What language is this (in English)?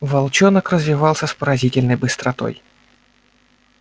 Russian